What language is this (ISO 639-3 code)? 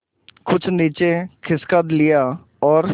hin